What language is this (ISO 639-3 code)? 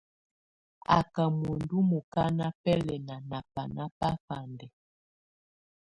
tvu